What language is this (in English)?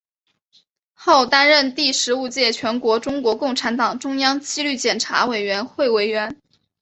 Chinese